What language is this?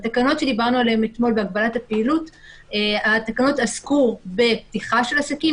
Hebrew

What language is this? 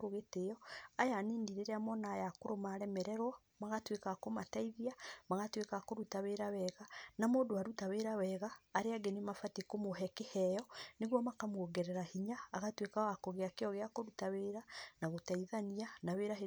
Kikuyu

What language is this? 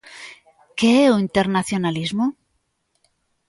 Galician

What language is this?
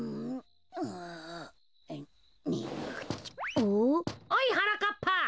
Japanese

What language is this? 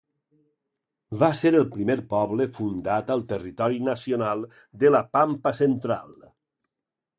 Catalan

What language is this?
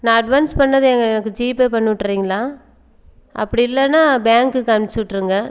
Tamil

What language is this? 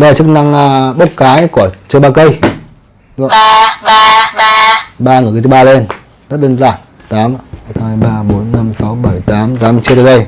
Vietnamese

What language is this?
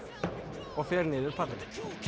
Icelandic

